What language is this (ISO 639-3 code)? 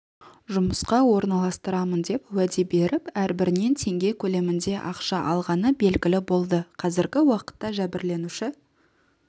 kaz